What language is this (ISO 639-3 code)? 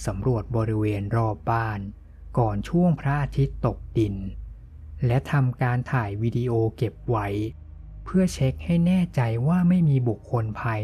tha